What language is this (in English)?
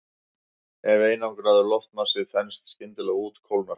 Icelandic